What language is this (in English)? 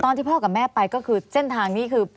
Thai